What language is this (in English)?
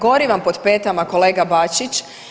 Croatian